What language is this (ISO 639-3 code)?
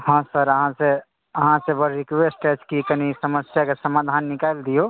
mai